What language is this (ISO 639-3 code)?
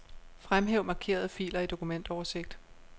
dan